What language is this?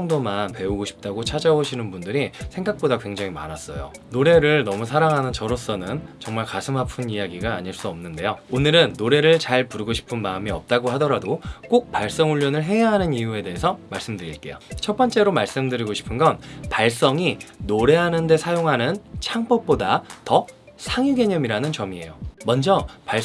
Korean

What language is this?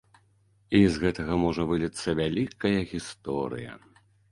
Belarusian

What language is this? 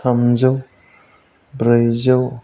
Bodo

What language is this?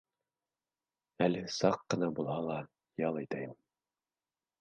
Bashkir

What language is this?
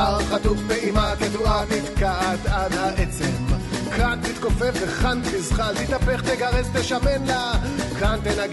Hebrew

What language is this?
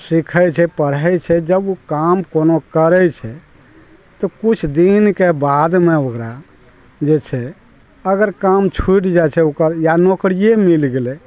Maithili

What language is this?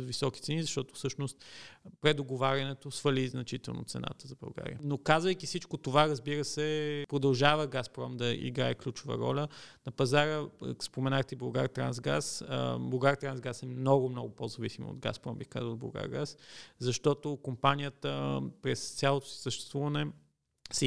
Bulgarian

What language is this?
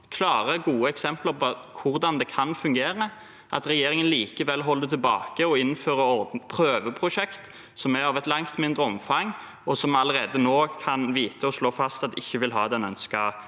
Norwegian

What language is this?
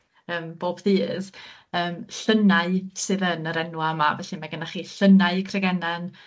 Welsh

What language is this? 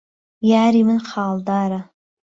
Central Kurdish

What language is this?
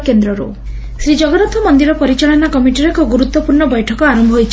Odia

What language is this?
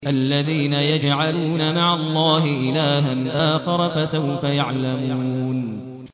Arabic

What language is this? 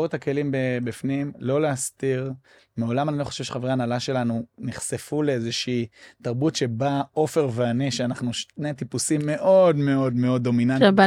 Hebrew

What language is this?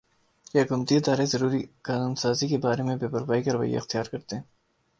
Urdu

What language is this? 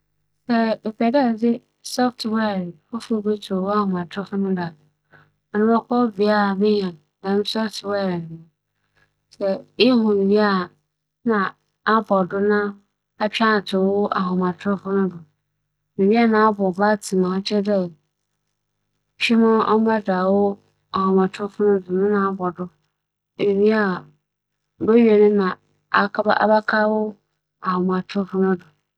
Akan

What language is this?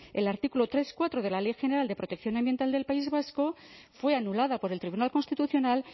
Spanish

